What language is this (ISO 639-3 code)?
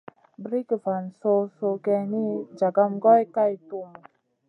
mcn